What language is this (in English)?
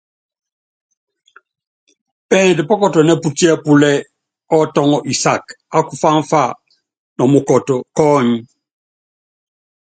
Yangben